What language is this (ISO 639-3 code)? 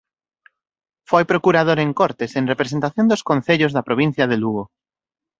glg